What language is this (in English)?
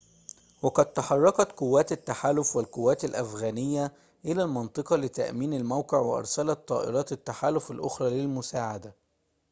Arabic